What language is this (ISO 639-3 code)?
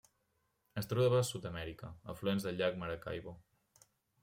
cat